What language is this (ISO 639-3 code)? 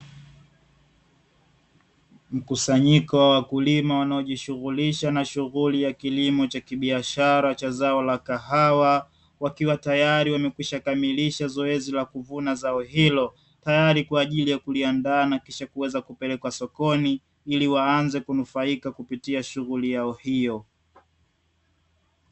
swa